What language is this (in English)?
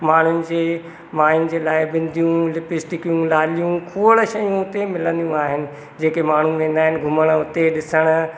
Sindhi